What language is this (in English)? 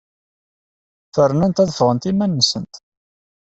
Kabyle